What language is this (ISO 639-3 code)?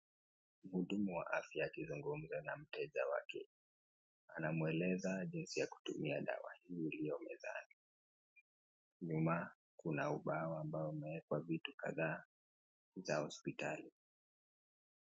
swa